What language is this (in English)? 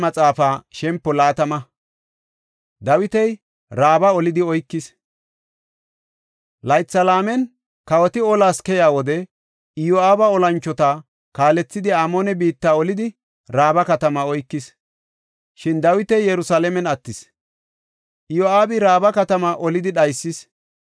Gofa